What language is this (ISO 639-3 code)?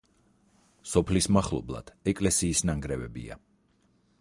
kat